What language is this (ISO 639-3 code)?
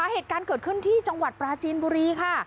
tha